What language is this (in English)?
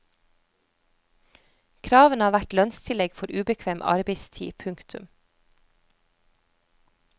Norwegian